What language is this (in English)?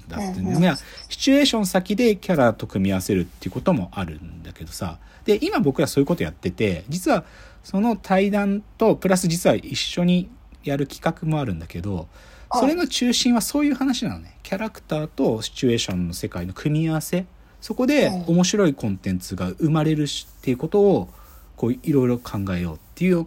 Japanese